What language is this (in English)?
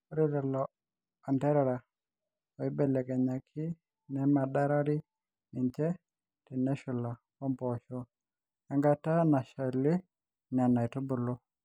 Masai